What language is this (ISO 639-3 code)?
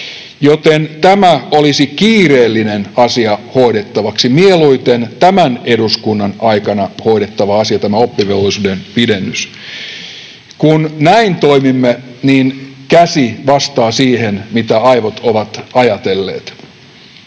fin